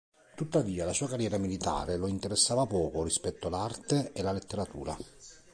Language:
Italian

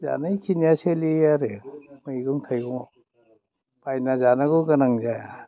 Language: Bodo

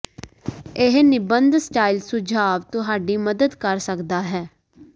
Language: Punjabi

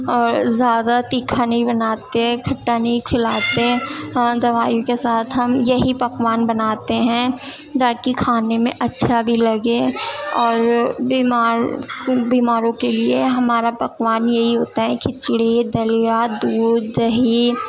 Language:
Urdu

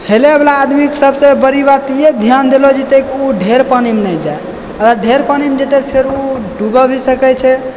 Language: Maithili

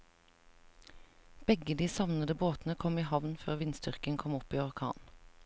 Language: Norwegian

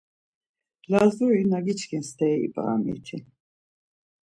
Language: Laz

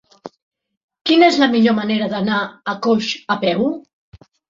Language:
Catalan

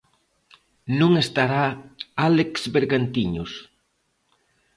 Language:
Galician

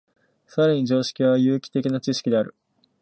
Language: Japanese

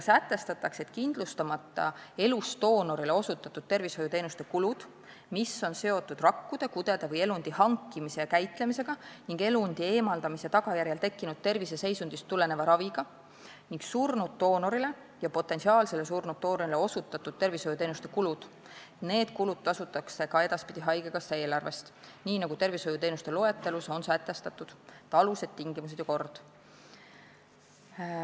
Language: Estonian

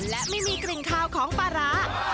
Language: Thai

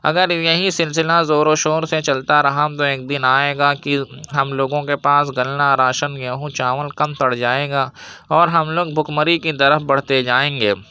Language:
Urdu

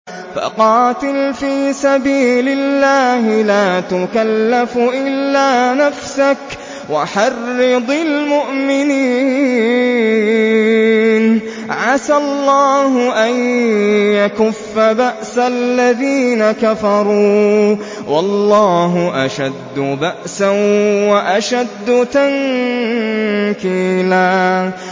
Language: Arabic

